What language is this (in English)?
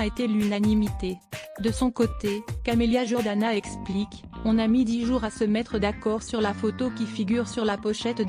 French